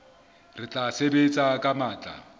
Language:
Southern Sotho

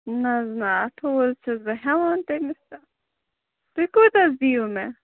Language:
Kashmiri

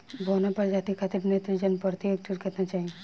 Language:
Bhojpuri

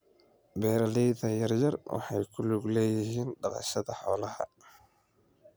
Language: Somali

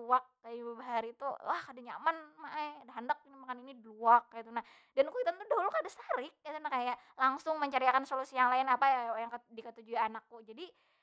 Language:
Banjar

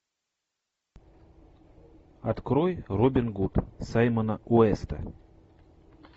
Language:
Russian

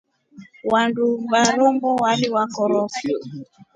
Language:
Rombo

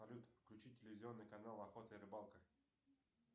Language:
Russian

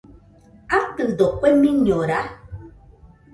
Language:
Nüpode Huitoto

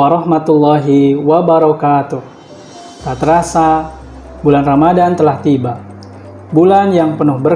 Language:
Indonesian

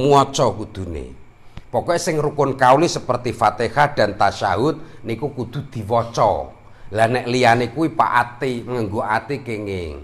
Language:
Indonesian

